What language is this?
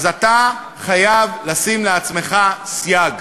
Hebrew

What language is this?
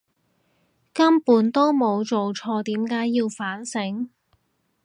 Cantonese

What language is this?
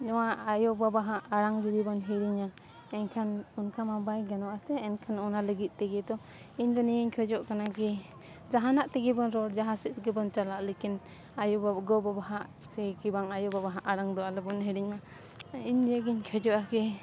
Santali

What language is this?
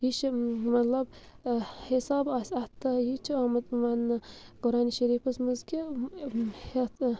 Kashmiri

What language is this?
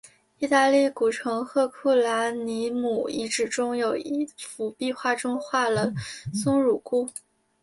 Chinese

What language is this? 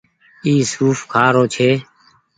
Goaria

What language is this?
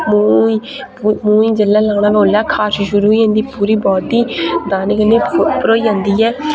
Dogri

